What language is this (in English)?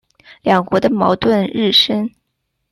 Chinese